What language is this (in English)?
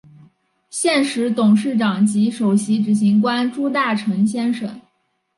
Chinese